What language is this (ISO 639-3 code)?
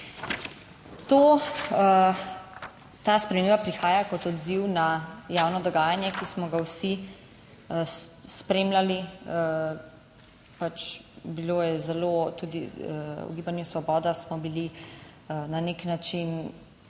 slv